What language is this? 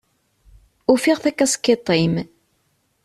Kabyle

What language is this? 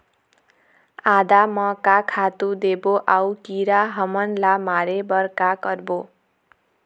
Chhattisgarhi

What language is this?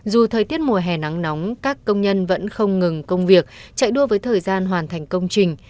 Vietnamese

